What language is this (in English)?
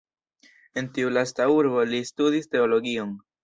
Esperanto